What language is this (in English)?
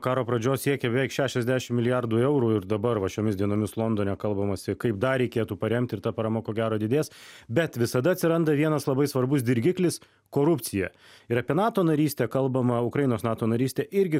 Lithuanian